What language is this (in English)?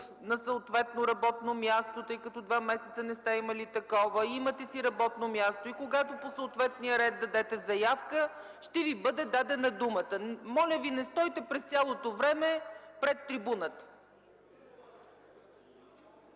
Bulgarian